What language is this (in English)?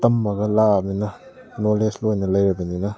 Manipuri